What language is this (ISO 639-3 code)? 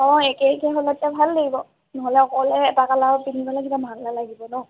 asm